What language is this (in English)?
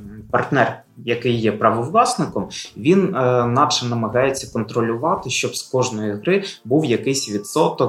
Ukrainian